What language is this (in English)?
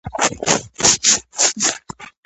Georgian